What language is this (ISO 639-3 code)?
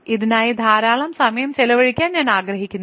mal